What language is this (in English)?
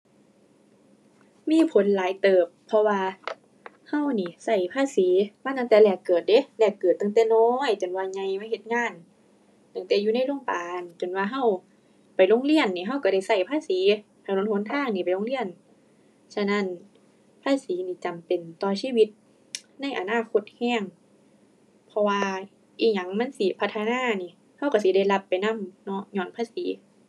Thai